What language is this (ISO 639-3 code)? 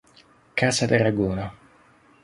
ita